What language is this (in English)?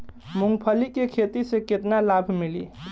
Bhojpuri